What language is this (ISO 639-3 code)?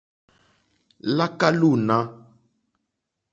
bri